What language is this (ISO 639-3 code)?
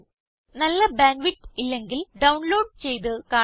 mal